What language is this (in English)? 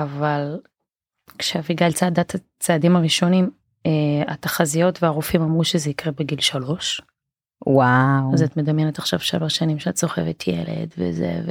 Hebrew